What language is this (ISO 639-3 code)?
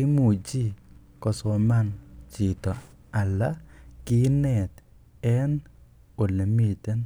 kln